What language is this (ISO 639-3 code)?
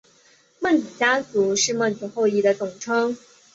zho